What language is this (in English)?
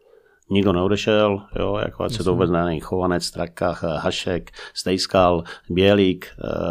Czech